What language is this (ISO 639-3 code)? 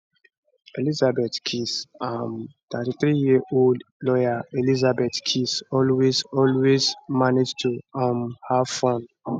pcm